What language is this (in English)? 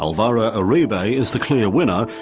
English